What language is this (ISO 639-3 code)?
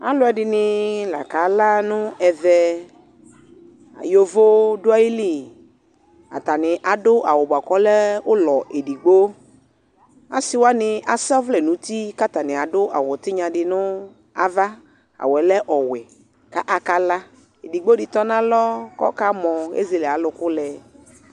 kpo